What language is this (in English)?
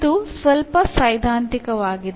Kannada